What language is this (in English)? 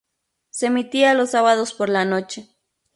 Spanish